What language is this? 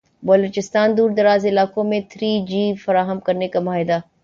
Urdu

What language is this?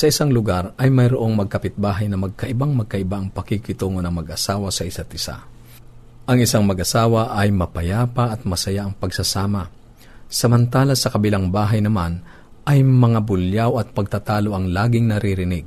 Filipino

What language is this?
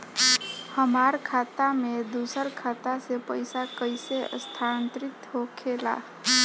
Bhojpuri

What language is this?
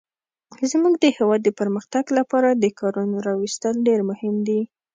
Pashto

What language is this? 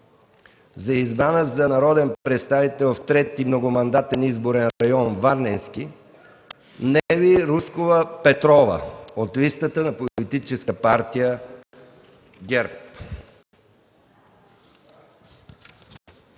Bulgarian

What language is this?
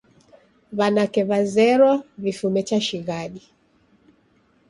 Taita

